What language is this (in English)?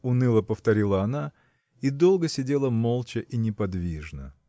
Russian